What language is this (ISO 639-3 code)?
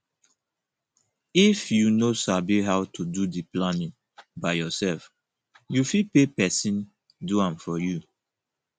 pcm